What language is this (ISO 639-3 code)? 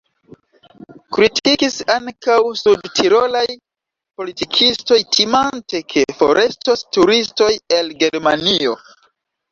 epo